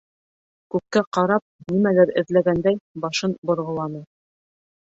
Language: Bashkir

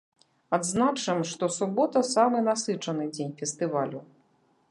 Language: Belarusian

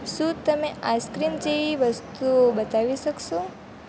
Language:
Gujarati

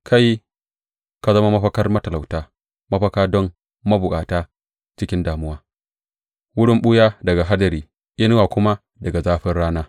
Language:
Hausa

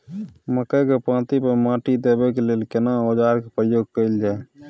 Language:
Maithili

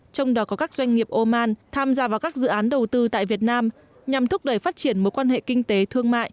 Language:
Vietnamese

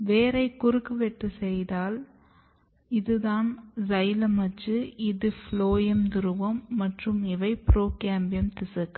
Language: Tamil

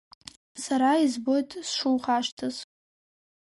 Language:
Abkhazian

